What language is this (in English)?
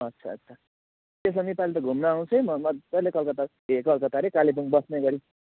Nepali